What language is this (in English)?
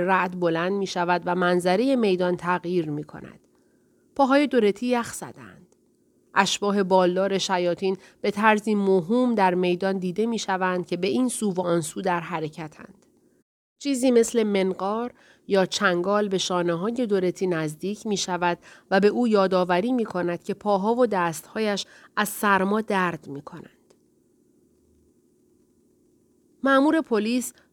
Persian